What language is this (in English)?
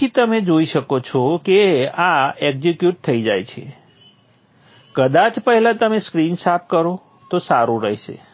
Gujarati